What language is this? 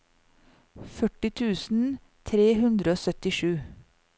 Norwegian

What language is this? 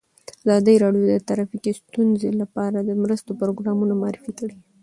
Pashto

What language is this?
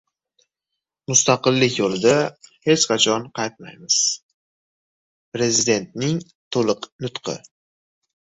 Uzbek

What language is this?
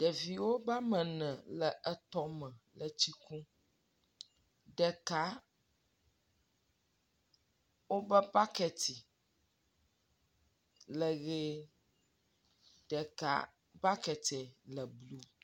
Ewe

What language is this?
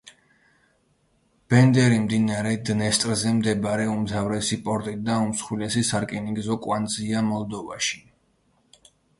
Georgian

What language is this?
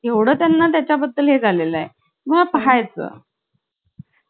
Marathi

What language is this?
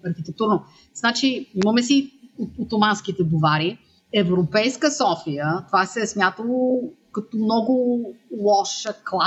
Bulgarian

